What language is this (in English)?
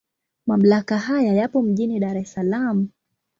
Swahili